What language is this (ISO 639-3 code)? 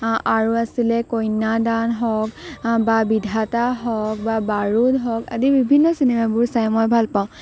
asm